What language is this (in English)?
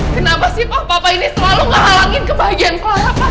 Indonesian